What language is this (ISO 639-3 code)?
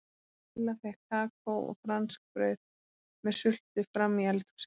isl